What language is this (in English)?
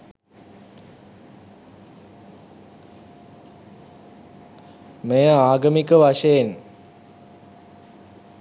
Sinhala